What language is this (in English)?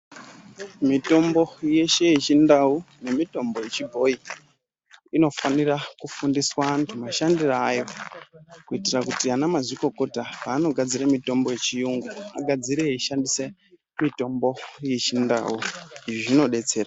Ndau